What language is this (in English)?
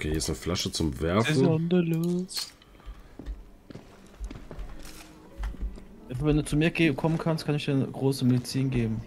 German